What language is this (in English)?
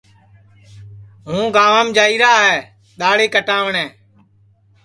Sansi